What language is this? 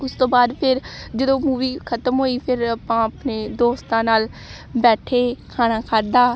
Punjabi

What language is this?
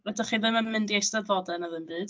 Welsh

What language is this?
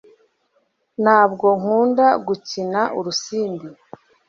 Kinyarwanda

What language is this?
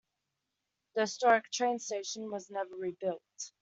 English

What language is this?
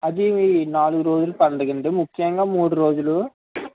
Telugu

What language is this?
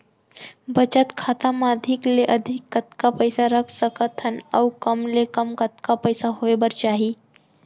Chhattisgarhi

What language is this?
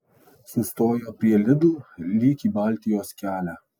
Lithuanian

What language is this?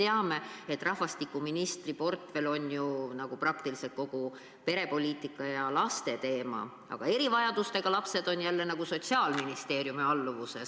Estonian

